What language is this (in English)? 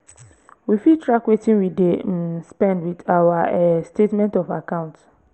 Nigerian Pidgin